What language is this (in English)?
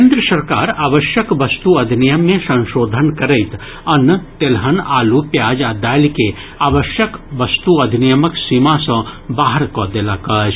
Maithili